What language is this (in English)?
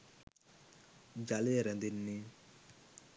Sinhala